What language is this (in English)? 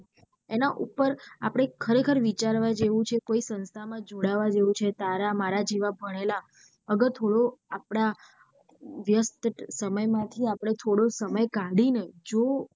Gujarati